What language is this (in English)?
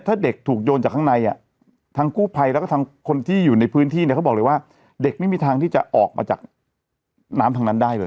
Thai